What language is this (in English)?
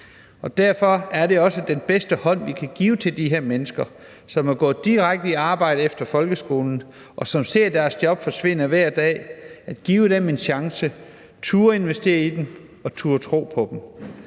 Danish